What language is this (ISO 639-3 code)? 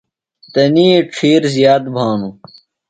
phl